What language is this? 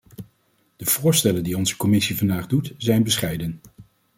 Dutch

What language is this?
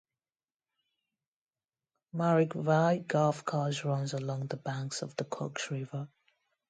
English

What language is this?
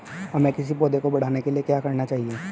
Hindi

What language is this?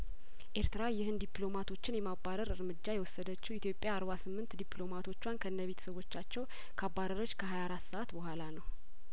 Amharic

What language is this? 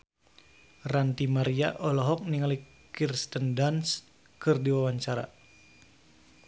Sundanese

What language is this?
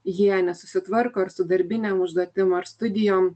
Lithuanian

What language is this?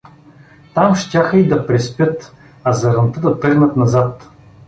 Bulgarian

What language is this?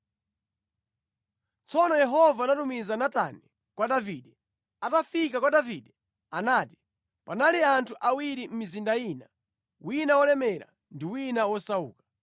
Nyanja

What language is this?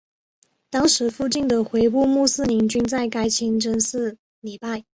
Chinese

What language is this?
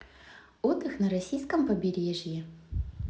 Russian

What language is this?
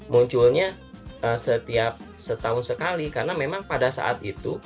Indonesian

